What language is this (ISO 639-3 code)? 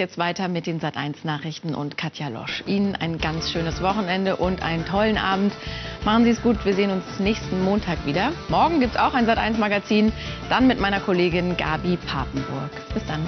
deu